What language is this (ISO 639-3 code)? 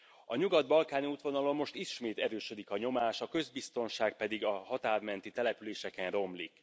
hun